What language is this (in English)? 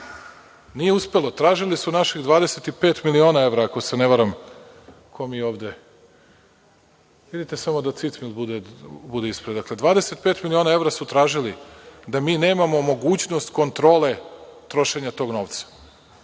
Serbian